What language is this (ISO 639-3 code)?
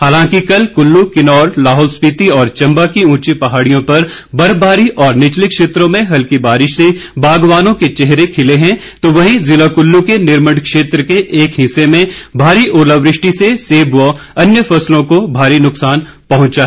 hin